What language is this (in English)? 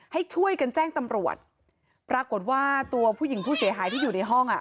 Thai